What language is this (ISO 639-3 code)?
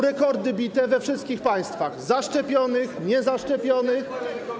pol